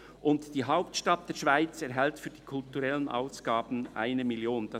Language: Swiss German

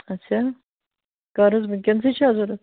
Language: Kashmiri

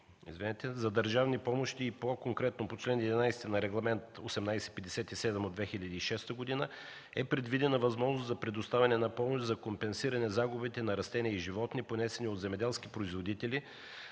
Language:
Bulgarian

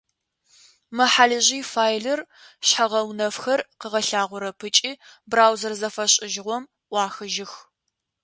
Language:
Adyghe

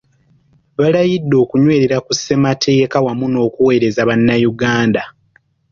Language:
Ganda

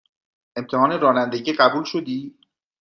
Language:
Persian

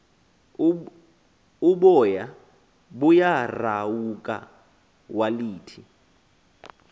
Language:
Xhosa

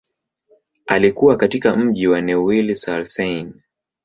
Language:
Swahili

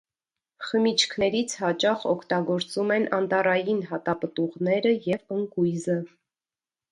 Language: Armenian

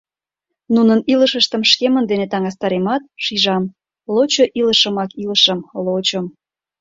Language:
Mari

